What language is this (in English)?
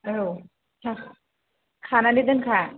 Bodo